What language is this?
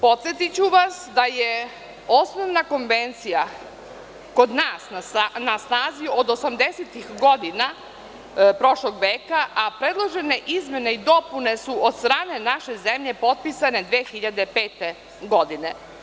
Serbian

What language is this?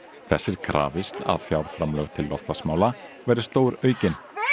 Icelandic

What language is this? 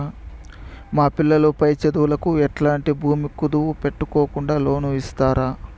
Telugu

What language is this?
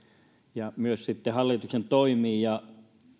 Finnish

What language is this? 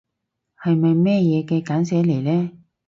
Cantonese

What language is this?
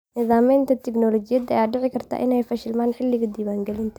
Somali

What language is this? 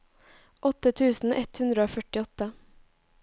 Norwegian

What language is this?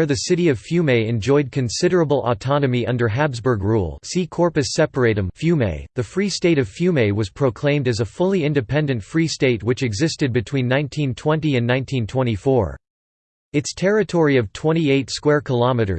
English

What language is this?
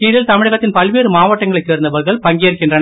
Tamil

